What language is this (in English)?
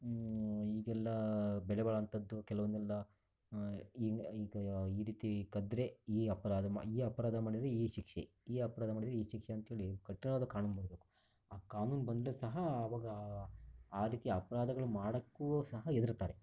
Kannada